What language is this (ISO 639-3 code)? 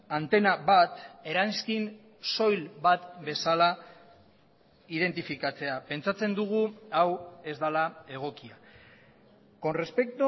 eus